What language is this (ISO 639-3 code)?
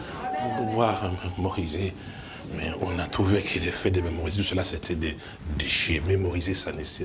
fra